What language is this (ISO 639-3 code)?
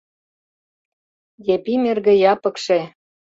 chm